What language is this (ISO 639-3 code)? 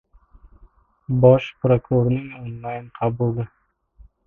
uzb